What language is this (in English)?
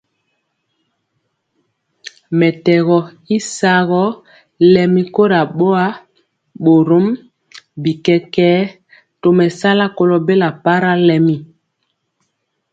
Mpiemo